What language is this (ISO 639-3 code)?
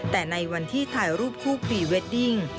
tha